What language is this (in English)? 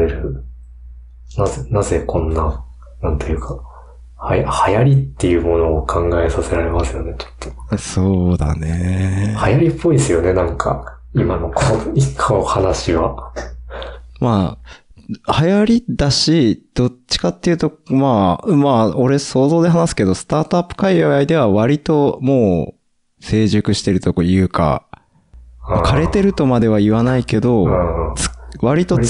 Japanese